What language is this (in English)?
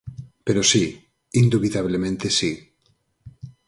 Galician